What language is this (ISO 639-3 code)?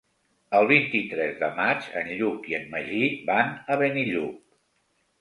cat